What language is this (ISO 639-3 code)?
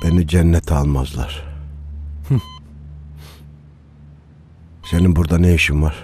tur